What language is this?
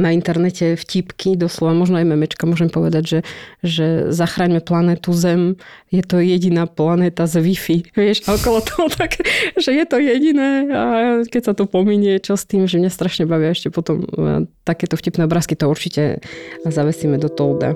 Slovak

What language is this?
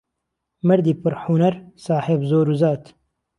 Central Kurdish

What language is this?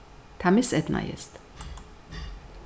Faroese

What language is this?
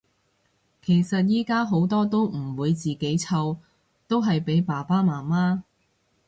Cantonese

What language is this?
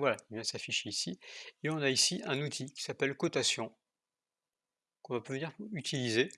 French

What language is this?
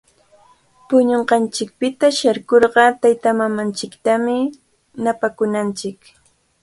Cajatambo North Lima Quechua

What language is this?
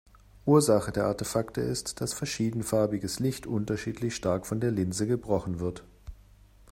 German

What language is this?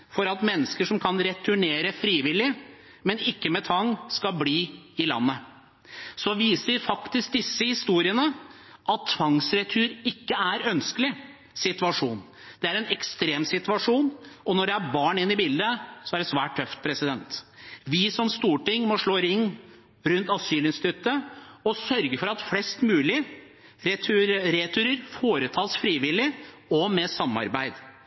Norwegian Bokmål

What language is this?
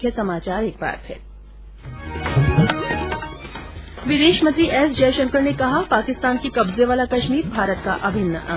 Hindi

